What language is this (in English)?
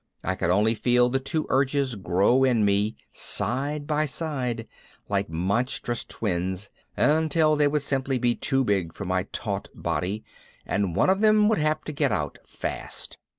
English